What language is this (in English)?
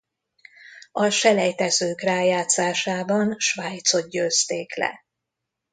Hungarian